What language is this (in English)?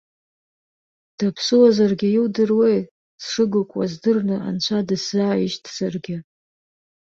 Abkhazian